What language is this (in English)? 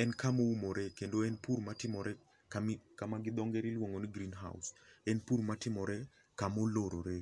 Luo (Kenya and Tanzania)